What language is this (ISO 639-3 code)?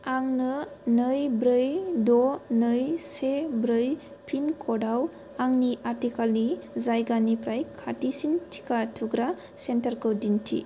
brx